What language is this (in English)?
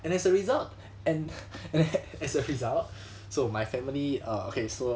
English